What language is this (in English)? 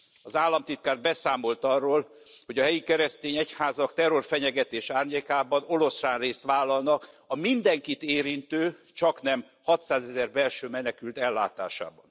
Hungarian